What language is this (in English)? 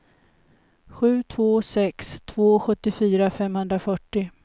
Swedish